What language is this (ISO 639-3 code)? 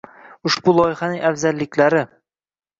uzb